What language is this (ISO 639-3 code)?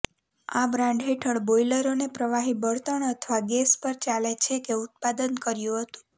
guj